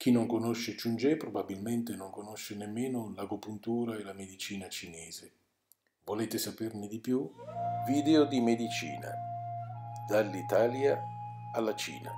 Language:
Italian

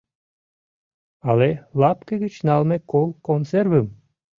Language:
Mari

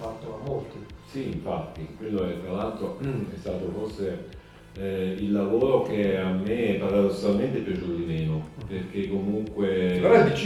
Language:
Italian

